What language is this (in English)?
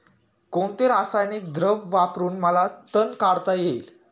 Marathi